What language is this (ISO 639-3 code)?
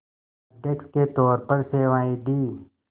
hin